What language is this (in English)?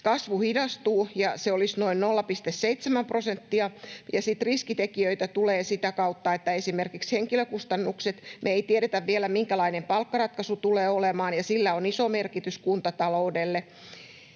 Finnish